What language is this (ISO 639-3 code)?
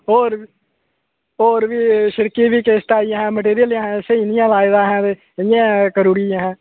doi